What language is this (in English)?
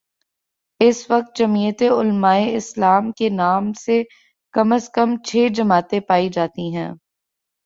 Urdu